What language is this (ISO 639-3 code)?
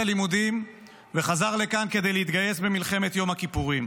heb